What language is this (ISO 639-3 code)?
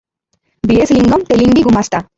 ori